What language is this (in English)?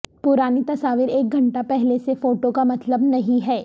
Urdu